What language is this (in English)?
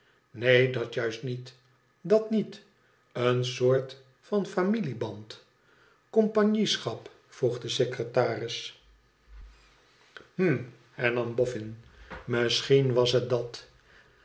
Dutch